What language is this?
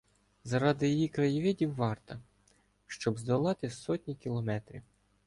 Ukrainian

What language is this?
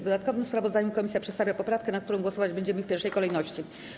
Polish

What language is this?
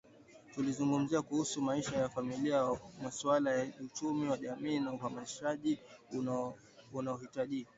Swahili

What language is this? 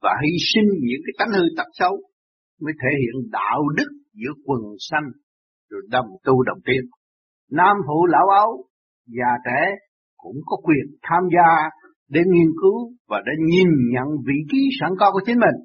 Vietnamese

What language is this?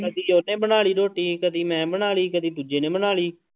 Punjabi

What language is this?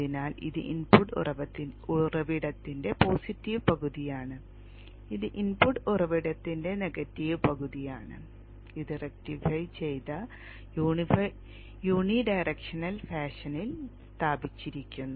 Malayalam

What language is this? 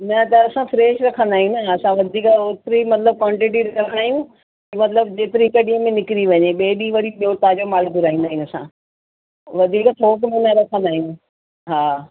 Sindhi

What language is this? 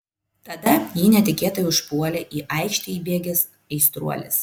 Lithuanian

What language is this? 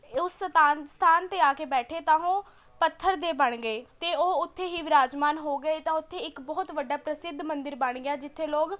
Punjabi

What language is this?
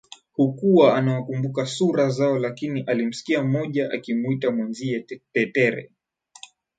Swahili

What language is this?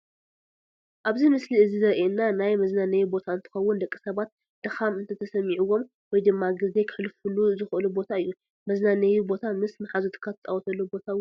Tigrinya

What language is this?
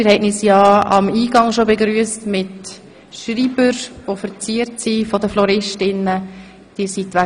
Swiss German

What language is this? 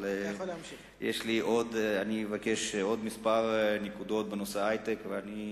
Hebrew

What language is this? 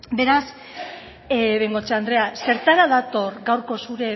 Basque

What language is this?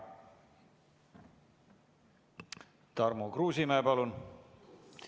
Estonian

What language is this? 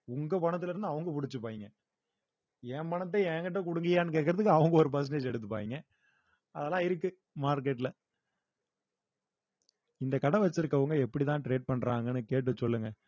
Tamil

